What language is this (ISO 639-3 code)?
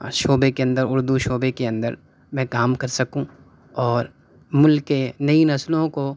urd